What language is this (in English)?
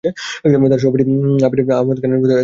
Bangla